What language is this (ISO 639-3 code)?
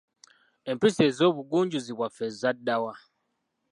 lug